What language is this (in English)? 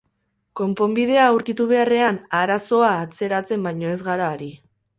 Basque